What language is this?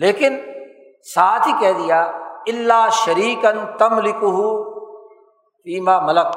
Urdu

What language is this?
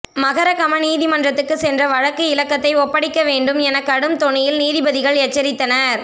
Tamil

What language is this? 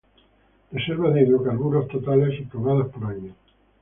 Spanish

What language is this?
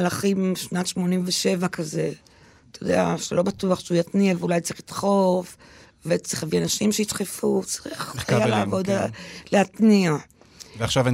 Hebrew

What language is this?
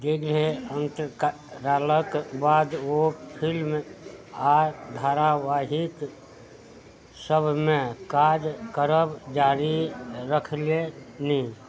Maithili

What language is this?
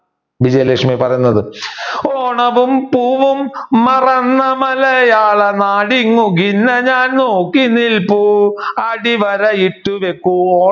Malayalam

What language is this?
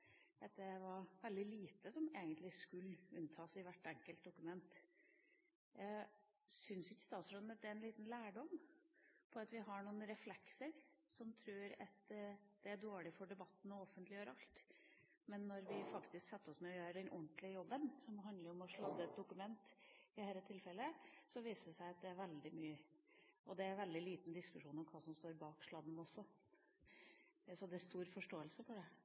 Norwegian Bokmål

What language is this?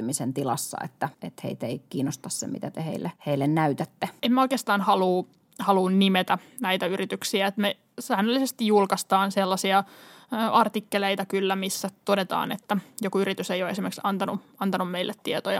Finnish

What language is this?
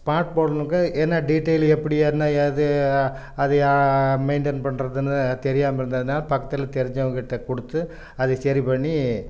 Tamil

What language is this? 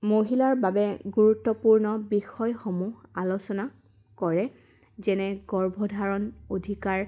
Assamese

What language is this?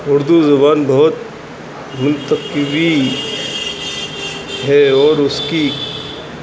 Urdu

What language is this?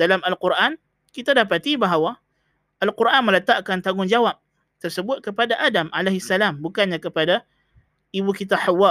Malay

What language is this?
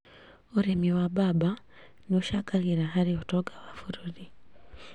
Kikuyu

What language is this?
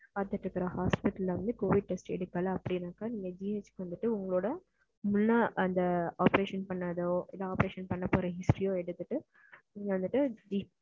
Tamil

